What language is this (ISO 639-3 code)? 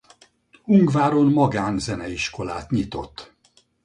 hun